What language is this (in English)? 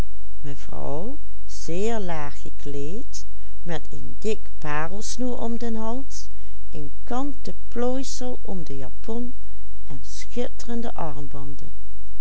Dutch